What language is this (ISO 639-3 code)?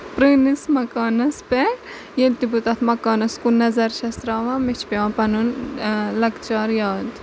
kas